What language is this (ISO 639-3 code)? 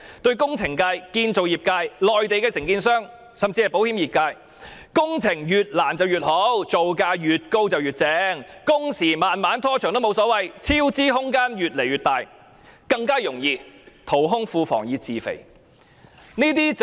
yue